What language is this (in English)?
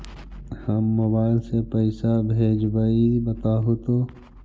Magahi